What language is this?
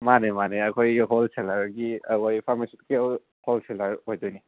Manipuri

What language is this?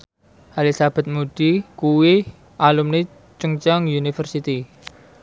Javanese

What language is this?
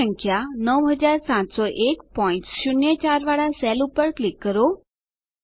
Gujarati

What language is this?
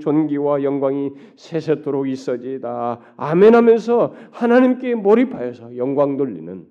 Korean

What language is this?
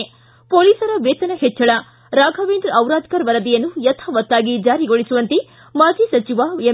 Kannada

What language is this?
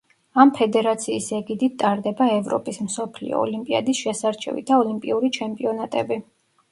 Georgian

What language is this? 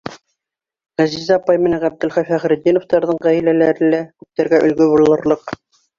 Bashkir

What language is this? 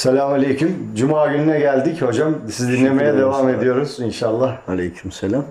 Turkish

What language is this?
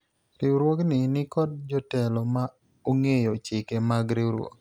Luo (Kenya and Tanzania)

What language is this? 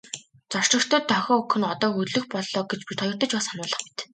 Mongolian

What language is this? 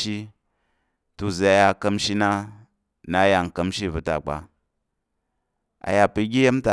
Tarok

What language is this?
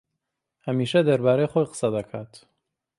Central Kurdish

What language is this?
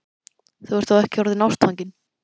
Icelandic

